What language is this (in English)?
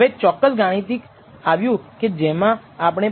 Gujarati